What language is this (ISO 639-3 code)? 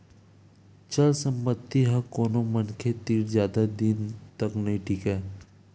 hne